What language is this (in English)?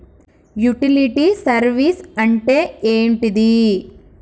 Telugu